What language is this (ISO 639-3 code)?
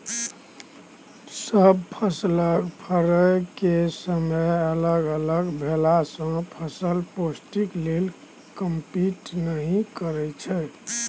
mai